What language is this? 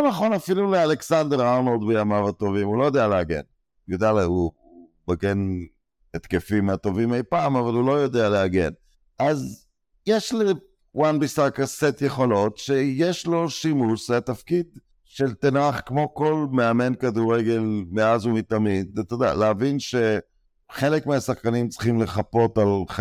Hebrew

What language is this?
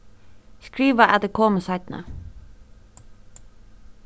Faroese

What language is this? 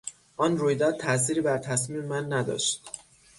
Persian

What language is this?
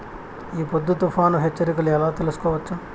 Telugu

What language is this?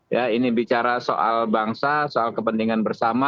Indonesian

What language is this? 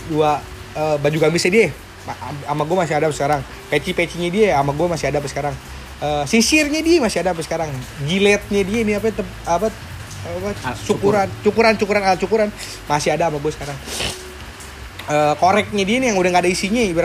Indonesian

